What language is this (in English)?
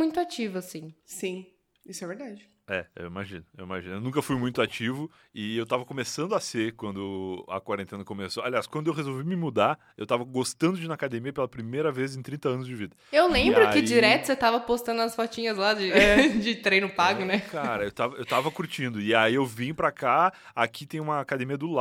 Portuguese